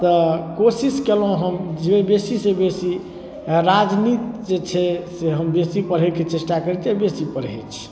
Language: Maithili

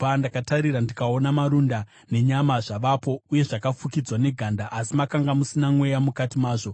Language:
Shona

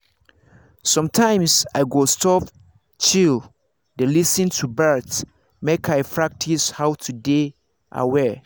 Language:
Nigerian Pidgin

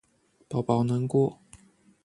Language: Chinese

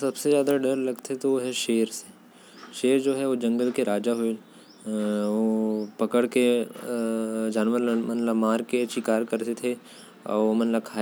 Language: Korwa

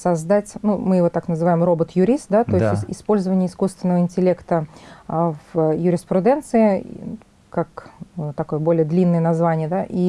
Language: Russian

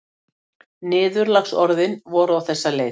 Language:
Icelandic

